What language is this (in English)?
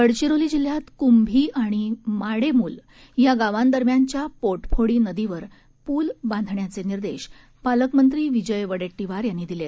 Marathi